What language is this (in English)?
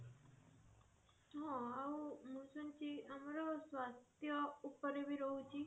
Odia